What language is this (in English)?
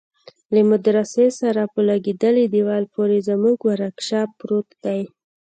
Pashto